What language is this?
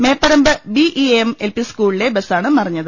Malayalam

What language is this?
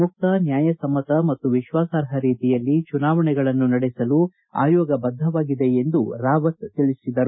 Kannada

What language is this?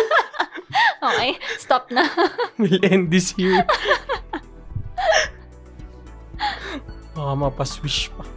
Filipino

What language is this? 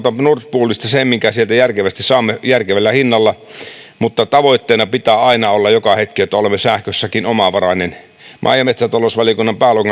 Finnish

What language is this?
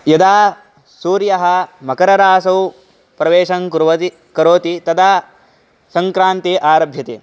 Sanskrit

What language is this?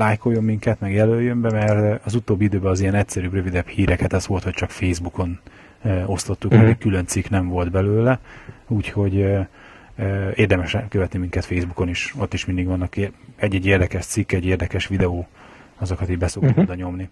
Hungarian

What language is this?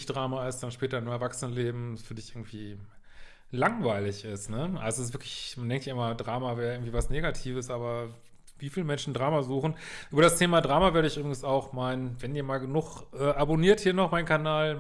German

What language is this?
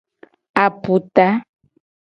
Gen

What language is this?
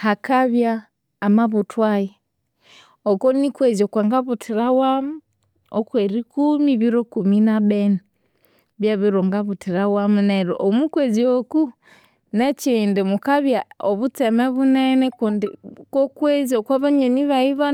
Konzo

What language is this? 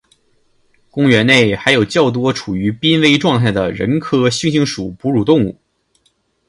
Chinese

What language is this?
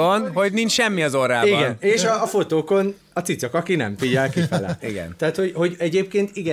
Hungarian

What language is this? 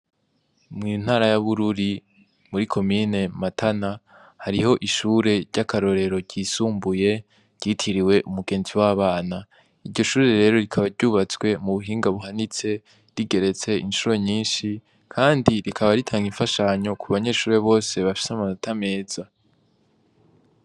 Rundi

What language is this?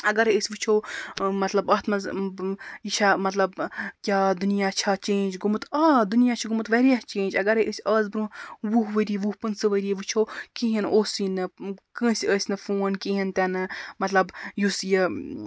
Kashmiri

